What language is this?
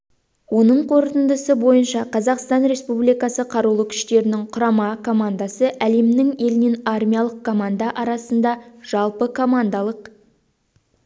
Kazakh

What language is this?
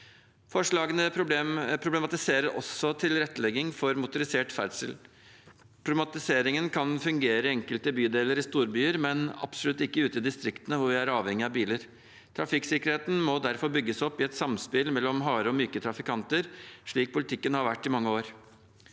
Norwegian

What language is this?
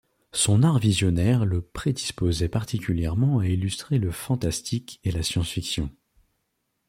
French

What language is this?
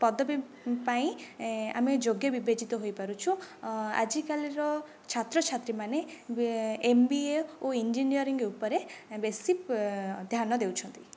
Odia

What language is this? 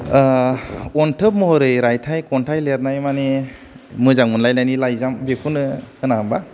Bodo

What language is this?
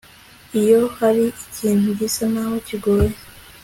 Kinyarwanda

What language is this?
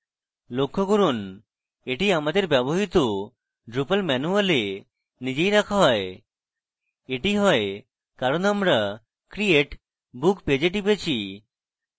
Bangla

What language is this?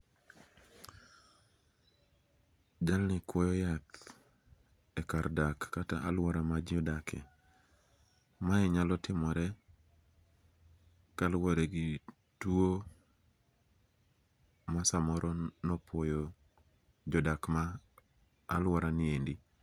Luo (Kenya and Tanzania)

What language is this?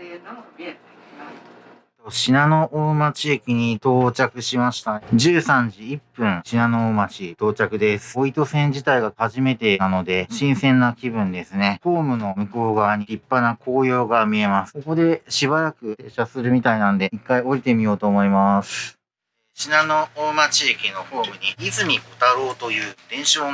Japanese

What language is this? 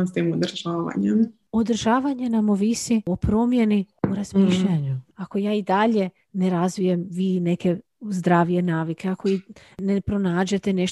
Croatian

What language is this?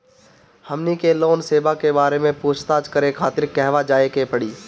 Bhojpuri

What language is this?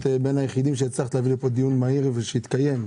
Hebrew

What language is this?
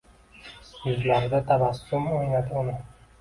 Uzbek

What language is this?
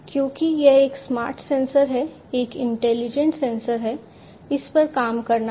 Hindi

